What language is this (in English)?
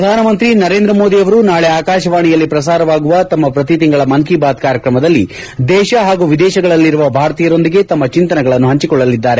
Kannada